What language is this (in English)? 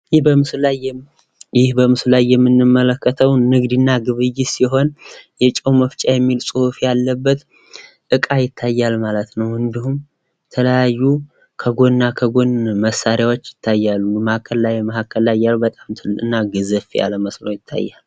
Amharic